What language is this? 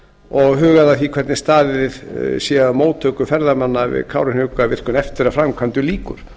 Icelandic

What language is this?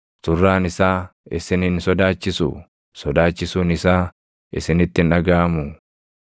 Oromo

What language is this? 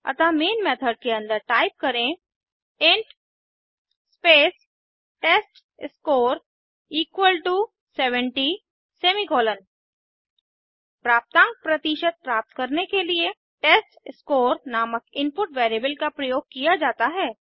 Hindi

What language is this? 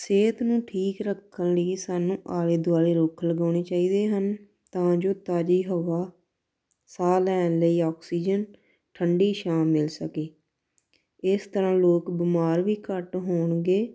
Punjabi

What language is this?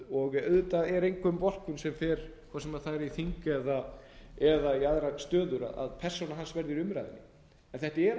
Icelandic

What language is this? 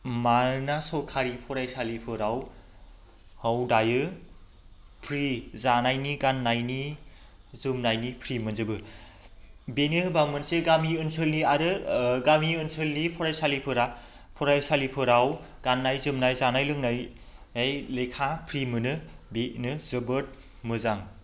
Bodo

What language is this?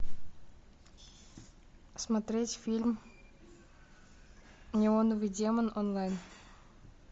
Russian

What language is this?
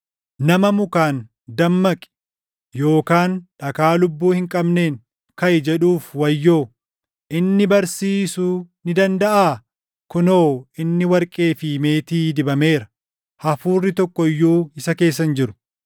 Oromo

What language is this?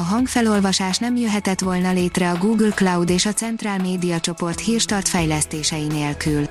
Hungarian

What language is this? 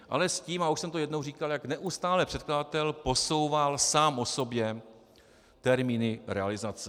Czech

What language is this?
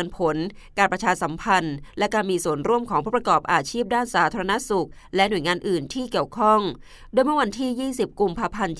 Thai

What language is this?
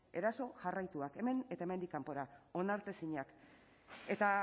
Basque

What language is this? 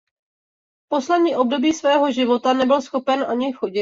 Czech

